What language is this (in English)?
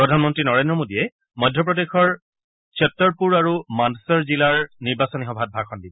Assamese